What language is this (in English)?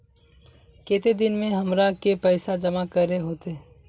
Magahi